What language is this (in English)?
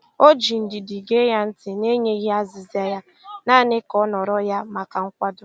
Igbo